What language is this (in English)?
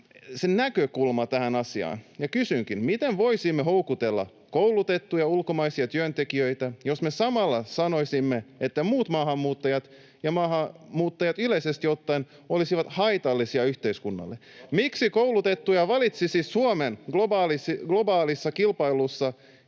Finnish